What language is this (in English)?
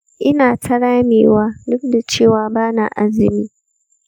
Hausa